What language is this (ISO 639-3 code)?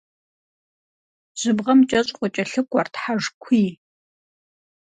kbd